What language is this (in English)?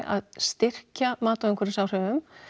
Icelandic